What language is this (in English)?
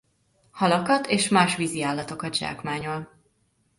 Hungarian